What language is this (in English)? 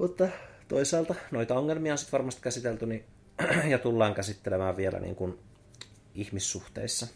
Finnish